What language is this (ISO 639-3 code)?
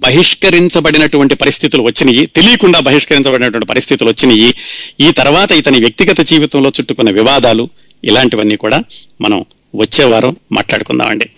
tel